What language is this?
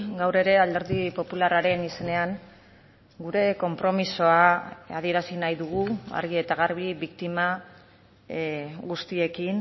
Basque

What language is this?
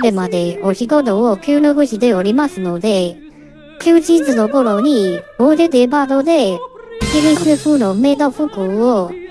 Japanese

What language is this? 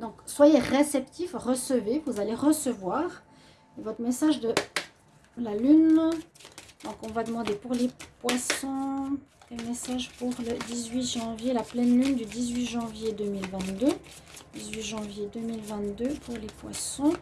French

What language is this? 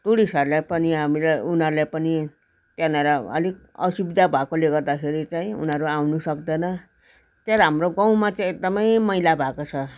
Nepali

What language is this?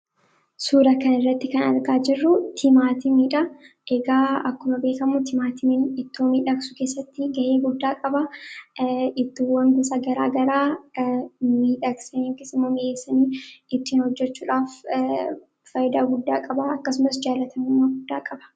Oromo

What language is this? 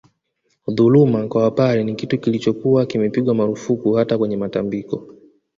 Swahili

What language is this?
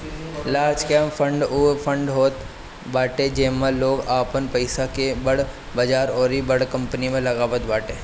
Bhojpuri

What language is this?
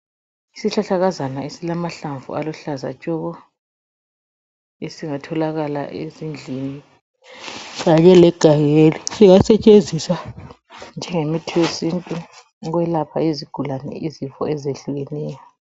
North Ndebele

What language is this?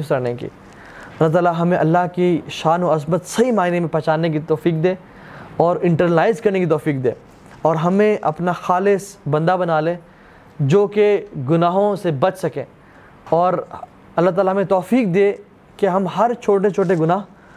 Urdu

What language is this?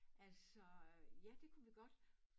Danish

